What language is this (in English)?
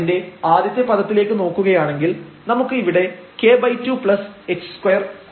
Malayalam